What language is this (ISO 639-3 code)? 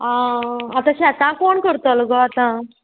kok